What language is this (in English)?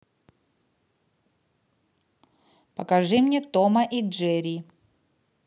Russian